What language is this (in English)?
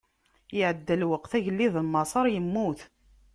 Kabyle